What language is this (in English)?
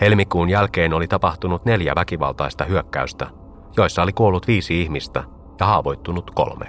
Finnish